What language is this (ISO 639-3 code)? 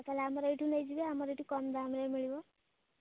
ori